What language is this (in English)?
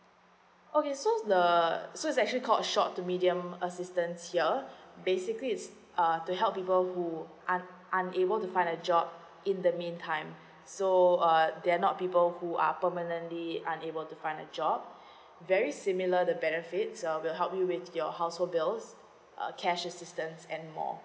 English